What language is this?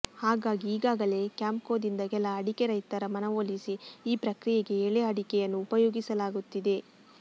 Kannada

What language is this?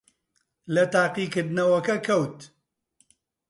Central Kurdish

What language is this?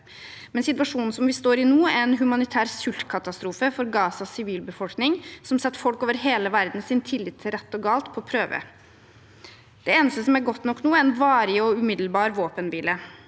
Norwegian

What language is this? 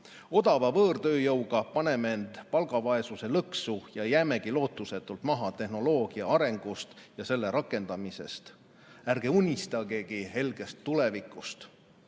Estonian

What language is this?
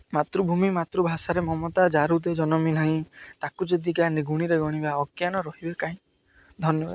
Odia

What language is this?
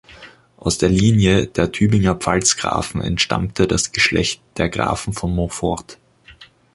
German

